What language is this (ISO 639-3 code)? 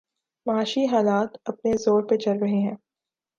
urd